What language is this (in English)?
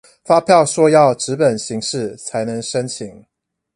Chinese